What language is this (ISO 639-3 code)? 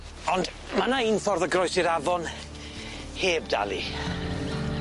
cym